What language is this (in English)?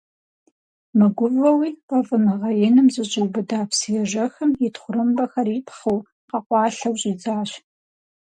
Kabardian